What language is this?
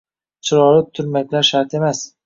Uzbek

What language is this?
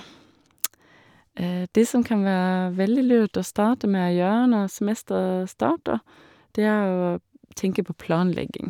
Norwegian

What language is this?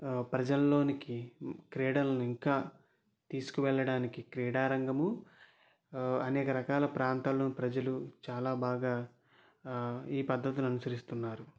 Telugu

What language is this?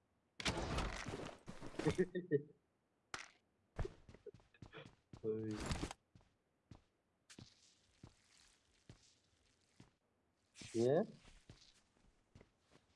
Turkish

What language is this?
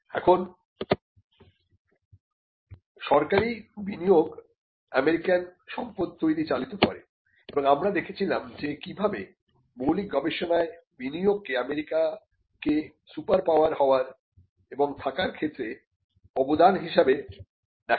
Bangla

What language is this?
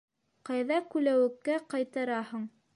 Bashkir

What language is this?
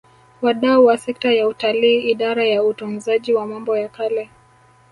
Swahili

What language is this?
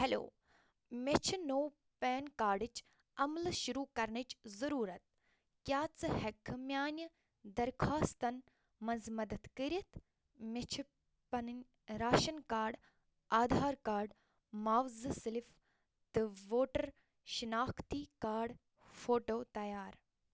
Kashmiri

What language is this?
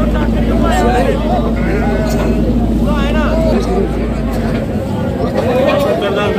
Arabic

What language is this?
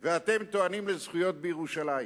Hebrew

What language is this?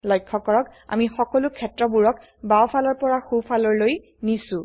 Assamese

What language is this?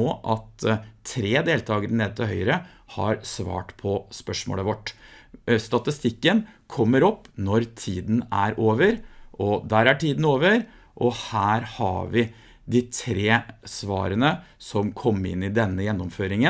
Norwegian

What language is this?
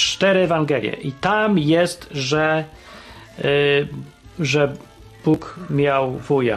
Polish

